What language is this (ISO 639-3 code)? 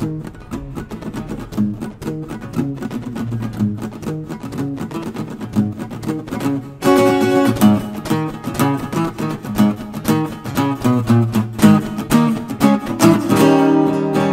kor